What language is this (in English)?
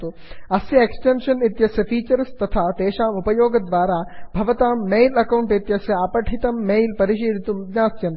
Sanskrit